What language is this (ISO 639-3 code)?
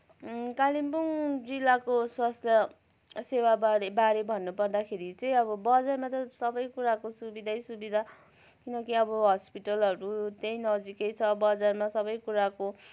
nep